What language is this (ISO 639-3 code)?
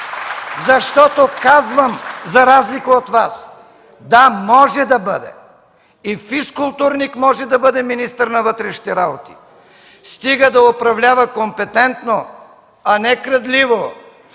bul